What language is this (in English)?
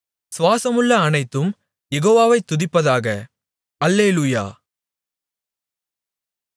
Tamil